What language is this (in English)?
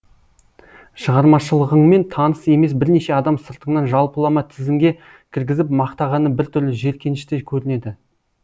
Kazakh